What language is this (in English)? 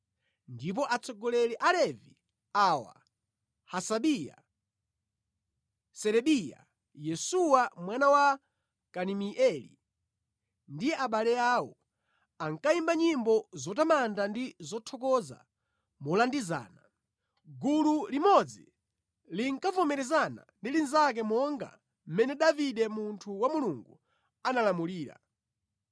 Nyanja